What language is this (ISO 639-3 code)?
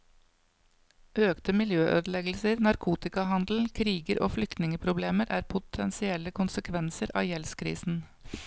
nor